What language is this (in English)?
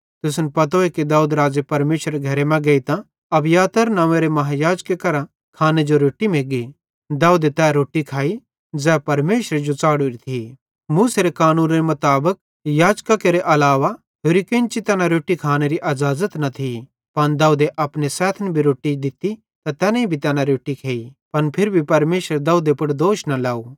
Bhadrawahi